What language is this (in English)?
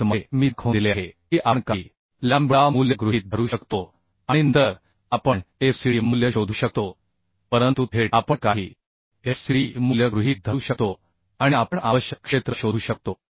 Marathi